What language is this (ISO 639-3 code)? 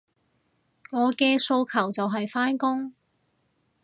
yue